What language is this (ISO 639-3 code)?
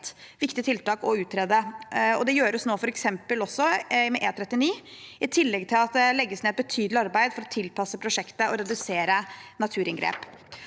nor